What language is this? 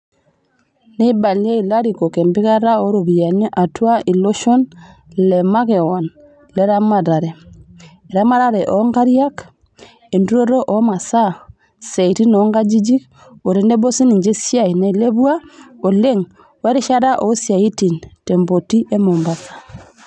Masai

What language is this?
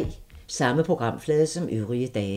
Danish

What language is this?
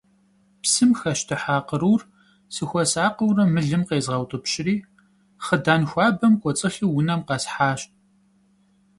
Kabardian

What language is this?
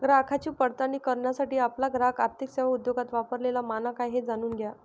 Marathi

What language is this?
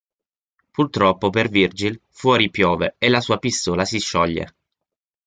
Italian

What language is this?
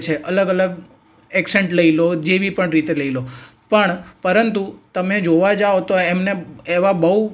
Gujarati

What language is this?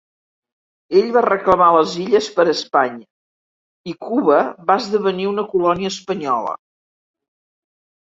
Catalan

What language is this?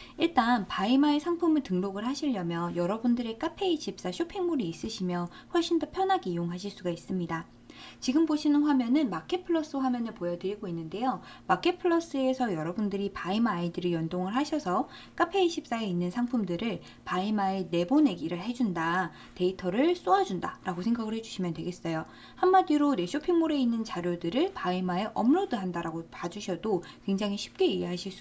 Korean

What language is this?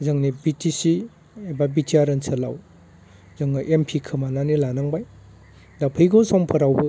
Bodo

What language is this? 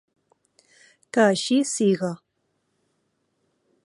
Catalan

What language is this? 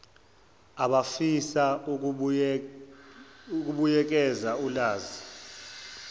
Zulu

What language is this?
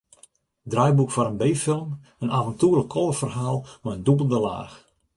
Western Frisian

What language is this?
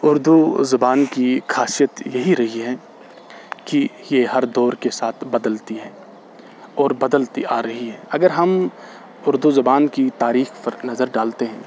Urdu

